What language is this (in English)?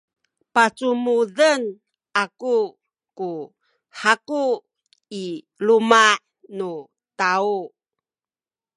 Sakizaya